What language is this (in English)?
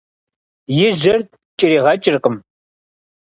Kabardian